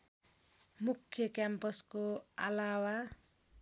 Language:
Nepali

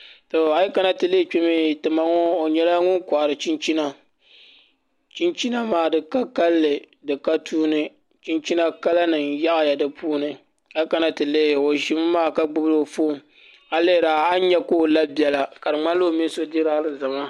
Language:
Dagbani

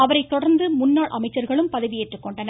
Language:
Tamil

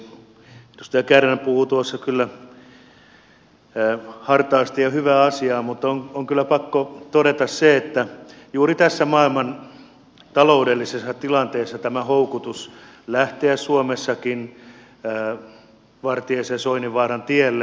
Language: Finnish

